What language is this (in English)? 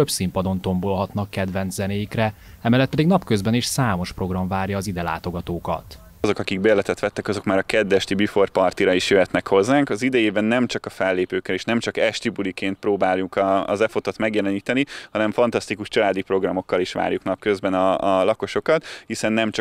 Hungarian